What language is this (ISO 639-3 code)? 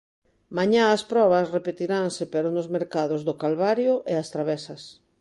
glg